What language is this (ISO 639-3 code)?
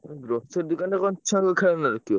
ori